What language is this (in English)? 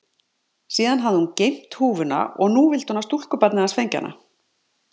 Icelandic